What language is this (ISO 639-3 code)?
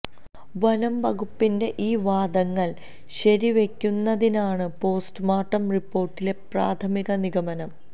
mal